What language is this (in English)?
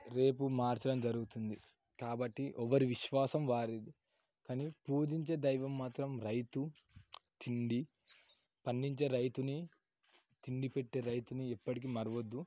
Telugu